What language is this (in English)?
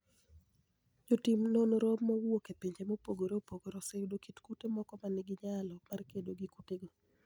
Luo (Kenya and Tanzania)